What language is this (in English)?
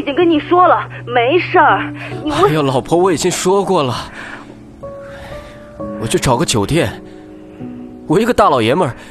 Chinese